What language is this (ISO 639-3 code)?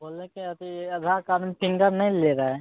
mai